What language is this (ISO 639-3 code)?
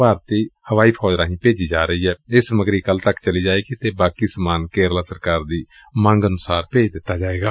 pan